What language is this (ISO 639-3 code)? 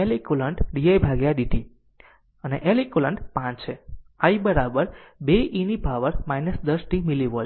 guj